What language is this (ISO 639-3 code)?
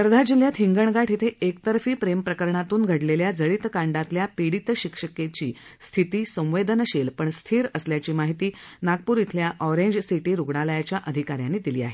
mar